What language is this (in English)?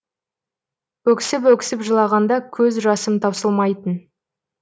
Kazakh